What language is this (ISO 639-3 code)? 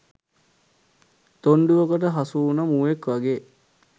sin